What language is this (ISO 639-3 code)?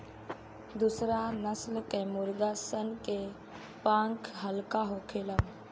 bho